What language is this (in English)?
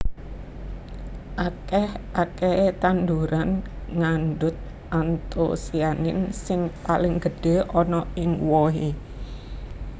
Javanese